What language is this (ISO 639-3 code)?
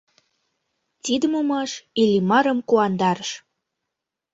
chm